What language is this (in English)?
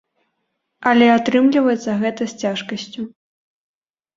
Belarusian